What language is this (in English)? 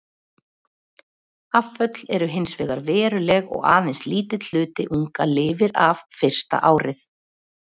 Icelandic